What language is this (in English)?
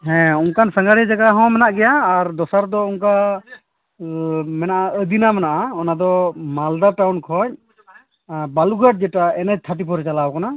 Santali